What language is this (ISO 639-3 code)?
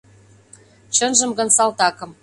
chm